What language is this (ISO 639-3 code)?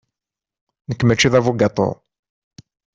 kab